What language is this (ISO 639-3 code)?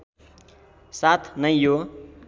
nep